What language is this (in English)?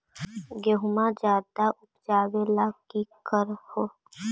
Magahi